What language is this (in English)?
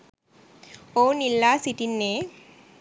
Sinhala